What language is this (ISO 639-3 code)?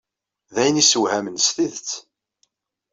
kab